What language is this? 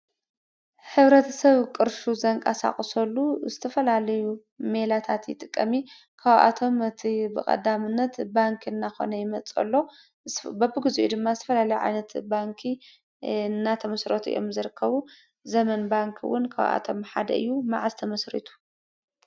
Tigrinya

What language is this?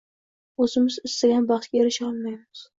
Uzbek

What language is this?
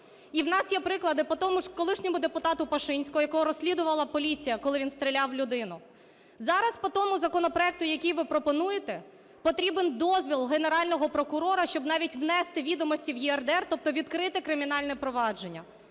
Ukrainian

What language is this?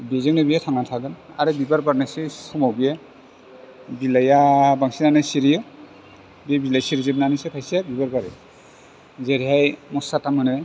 Bodo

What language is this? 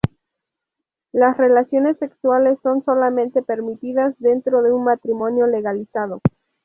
Spanish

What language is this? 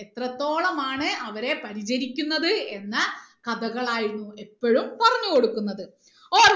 Malayalam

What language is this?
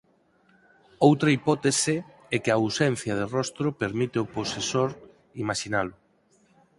Galician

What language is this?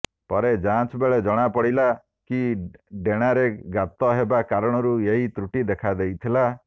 Odia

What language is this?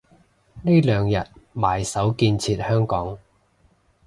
Cantonese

